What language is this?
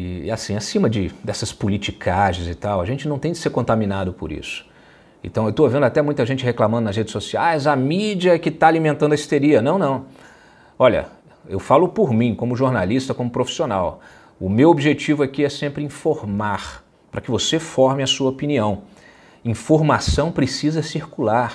Portuguese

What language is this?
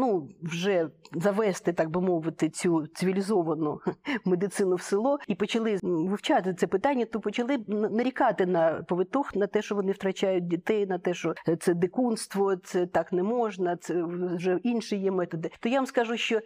Ukrainian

